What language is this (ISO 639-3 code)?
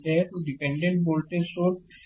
hin